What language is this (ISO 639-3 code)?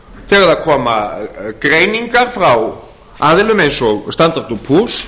isl